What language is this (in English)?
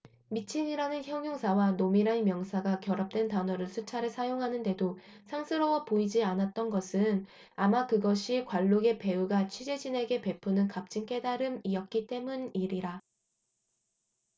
Korean